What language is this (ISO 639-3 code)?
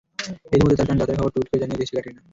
ben